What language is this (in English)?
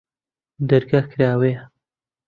Central Kurdish